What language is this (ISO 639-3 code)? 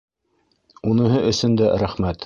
bak